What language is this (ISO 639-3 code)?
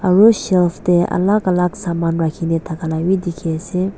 nag